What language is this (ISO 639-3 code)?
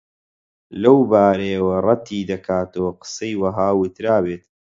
ckb